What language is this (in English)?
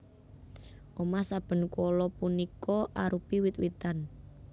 Javanese